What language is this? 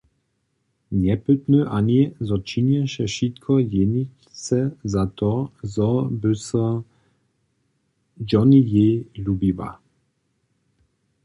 Upper Sorbian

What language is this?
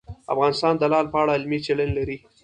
Pashto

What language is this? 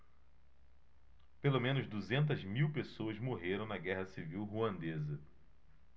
Portuguese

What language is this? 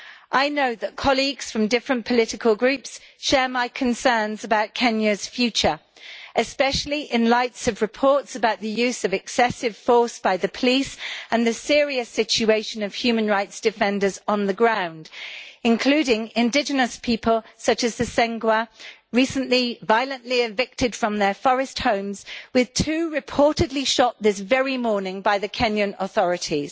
English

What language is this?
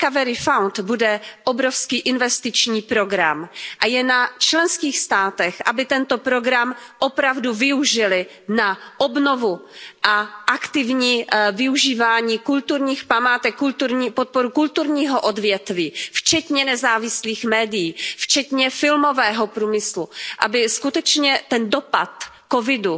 Czech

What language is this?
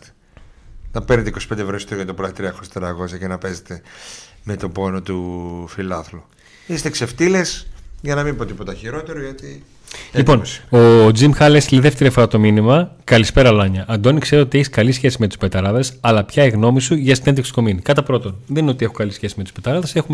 Greek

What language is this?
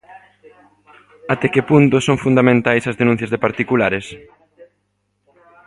Galician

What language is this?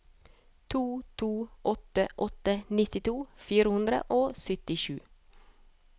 Norwegian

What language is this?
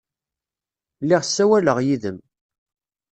Kabyle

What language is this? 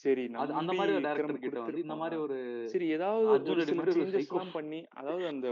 Tamil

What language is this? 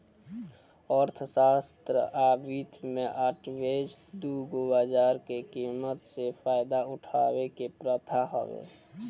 Bhojpuri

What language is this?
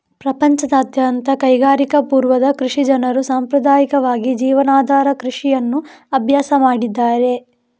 Kannada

